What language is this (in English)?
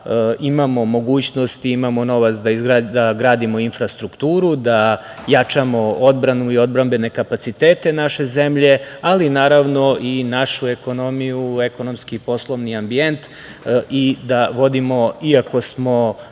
Serbian